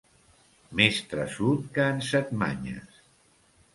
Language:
Catalan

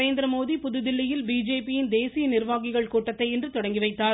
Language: Tamil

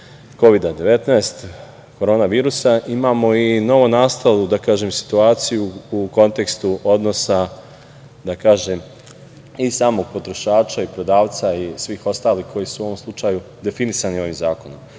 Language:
Serbian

